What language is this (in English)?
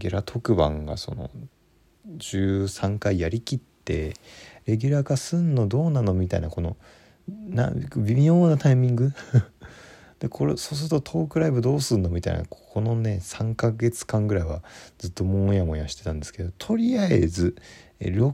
Japanese